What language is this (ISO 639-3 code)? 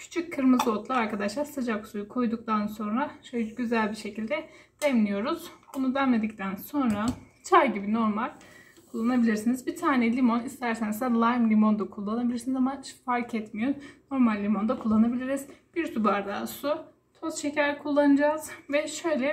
tur